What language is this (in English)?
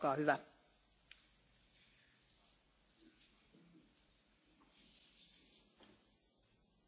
Romanian